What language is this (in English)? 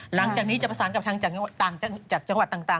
Thai